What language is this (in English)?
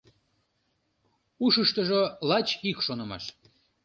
Mari